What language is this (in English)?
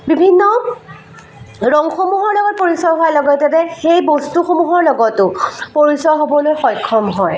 Assamese